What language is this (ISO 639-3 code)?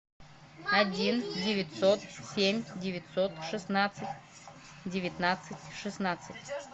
rus